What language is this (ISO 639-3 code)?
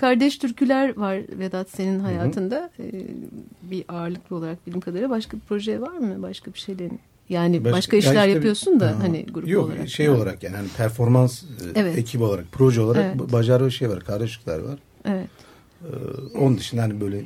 tur